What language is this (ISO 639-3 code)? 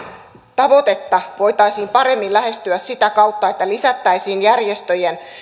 fin